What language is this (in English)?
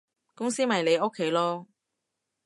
Cantonese